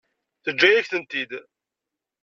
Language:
Kabyle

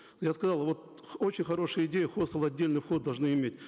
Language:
Kazakh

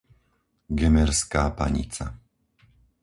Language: Slovak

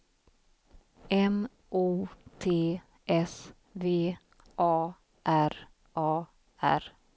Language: Swedish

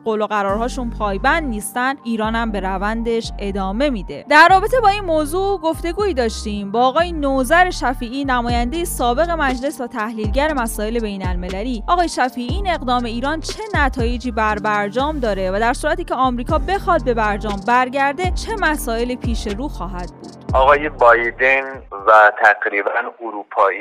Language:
Persian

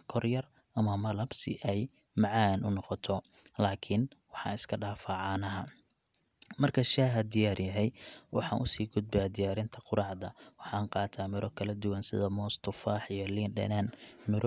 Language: Somali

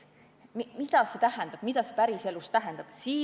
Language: Estonian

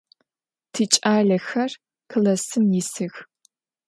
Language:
Adyghe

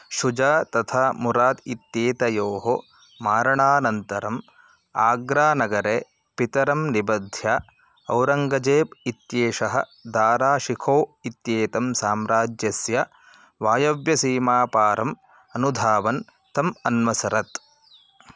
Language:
Sanskrit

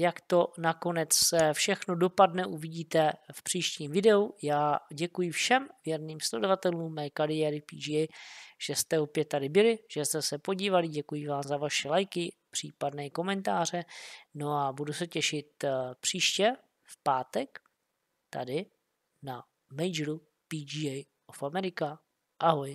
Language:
Czech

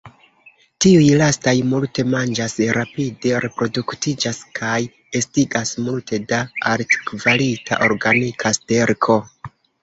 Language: Esperanto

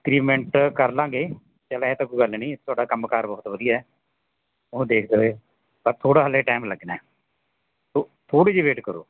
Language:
Punjabi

